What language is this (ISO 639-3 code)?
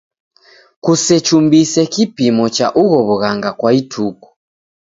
dav